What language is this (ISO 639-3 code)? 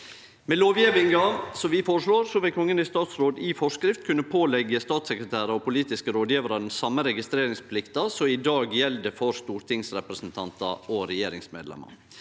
nor